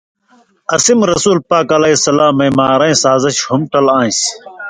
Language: Indus Kohistani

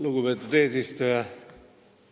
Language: Estonian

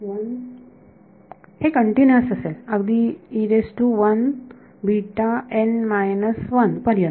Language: Marathi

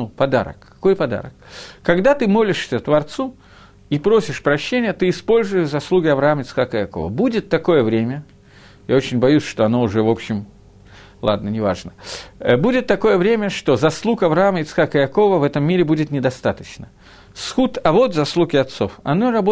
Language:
Russian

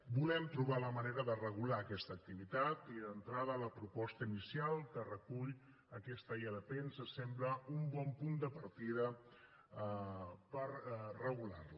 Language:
Catalan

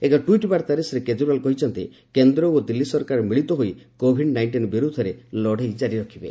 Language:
Odia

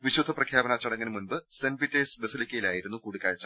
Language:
Malayalam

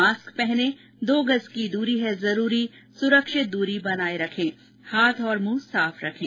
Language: Hindi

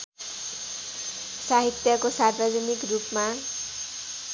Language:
Nepali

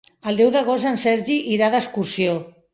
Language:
Catalan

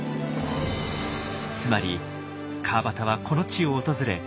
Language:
Japanese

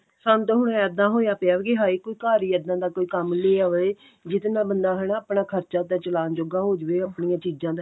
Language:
Punjabi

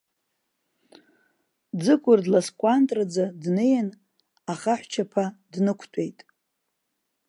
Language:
Abkhazian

